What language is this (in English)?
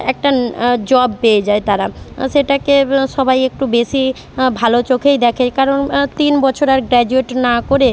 Bangla